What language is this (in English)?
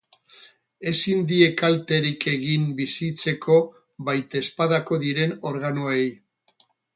Basque